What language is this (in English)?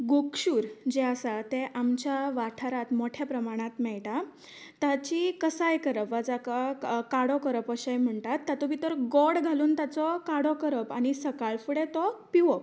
Konkani